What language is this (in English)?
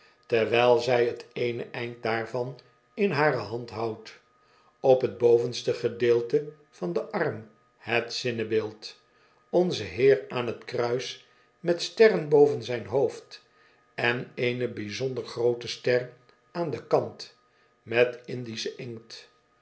Dutch